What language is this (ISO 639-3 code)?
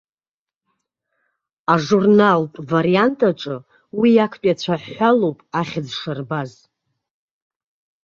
abk